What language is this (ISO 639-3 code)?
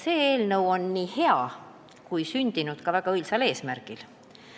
est